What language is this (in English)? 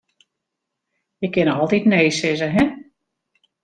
Western Frisian